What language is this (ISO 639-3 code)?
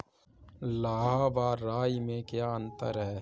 hin